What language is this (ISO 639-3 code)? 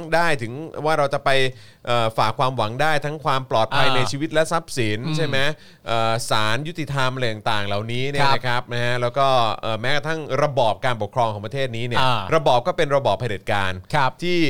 tha